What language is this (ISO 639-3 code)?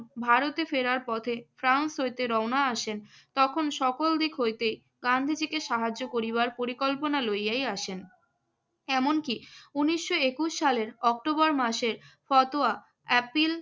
ben